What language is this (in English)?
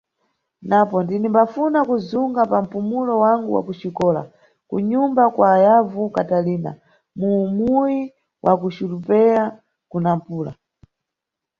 Nyungwe